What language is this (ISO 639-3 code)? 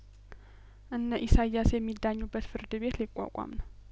amh